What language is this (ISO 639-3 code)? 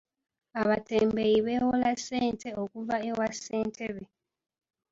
lug